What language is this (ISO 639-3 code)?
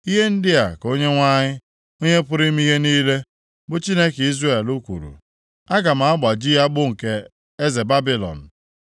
ibo